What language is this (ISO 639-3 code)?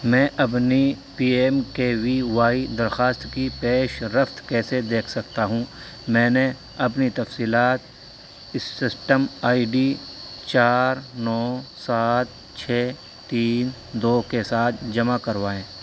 urd